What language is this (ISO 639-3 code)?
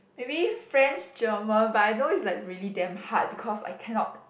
eng